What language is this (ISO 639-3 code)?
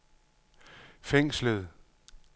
dan